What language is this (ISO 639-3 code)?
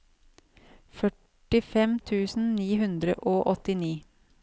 nor